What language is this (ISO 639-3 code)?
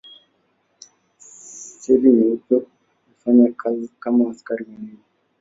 swa